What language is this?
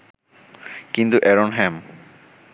Bangla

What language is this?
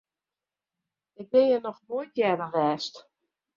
Western Frisian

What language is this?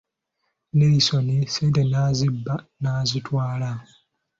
Ganda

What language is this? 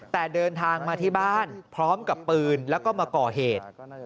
Thai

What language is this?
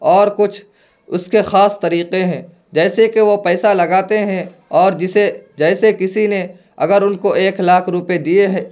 Urdu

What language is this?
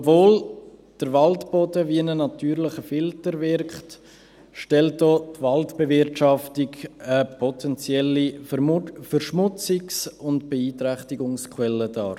Swiss German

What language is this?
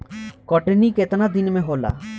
Bhojpuri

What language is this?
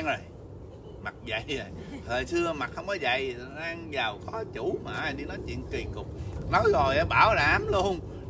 Vietnamese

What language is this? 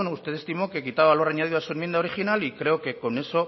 Spanish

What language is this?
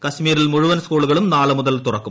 Malayalam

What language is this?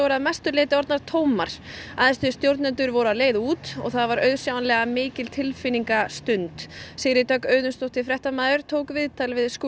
Icelandic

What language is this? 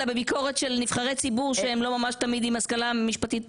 Hebrew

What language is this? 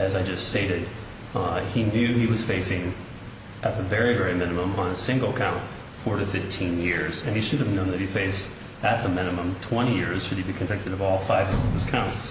English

